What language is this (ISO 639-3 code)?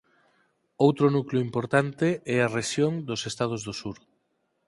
glg